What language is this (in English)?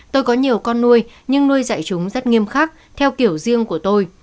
Vietnamese